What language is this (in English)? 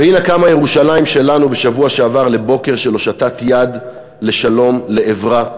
Hebrew